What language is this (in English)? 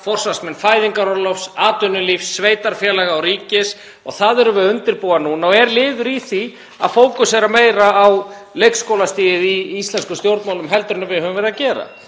Icelandic